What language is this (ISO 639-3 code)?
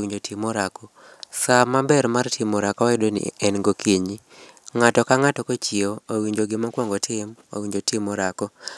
luo